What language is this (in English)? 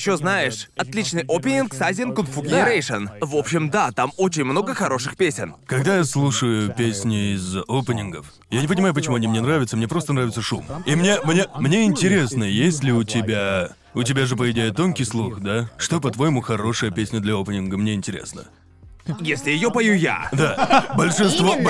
Russian